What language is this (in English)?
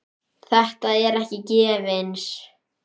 Icelandic